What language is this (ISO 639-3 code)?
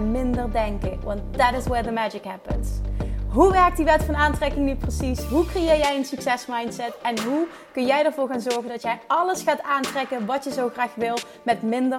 nld